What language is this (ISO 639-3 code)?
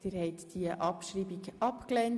gsw